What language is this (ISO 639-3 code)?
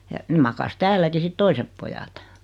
fin